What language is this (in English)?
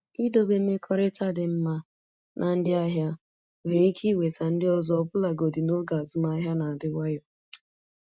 Igbo